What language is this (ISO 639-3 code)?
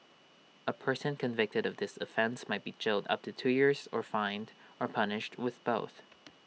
eng